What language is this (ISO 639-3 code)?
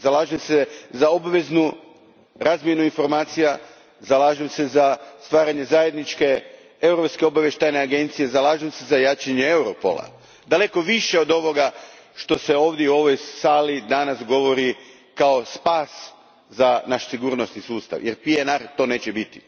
hrv